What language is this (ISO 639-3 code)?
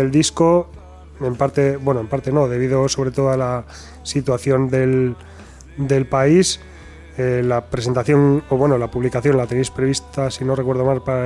spa